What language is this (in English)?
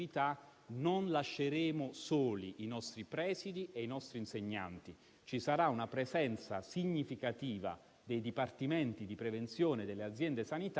Italian